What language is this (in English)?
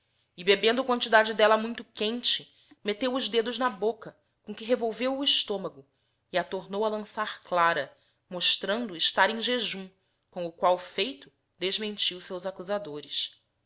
Portuguese